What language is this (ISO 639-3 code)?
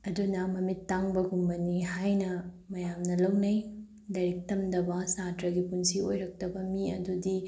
mni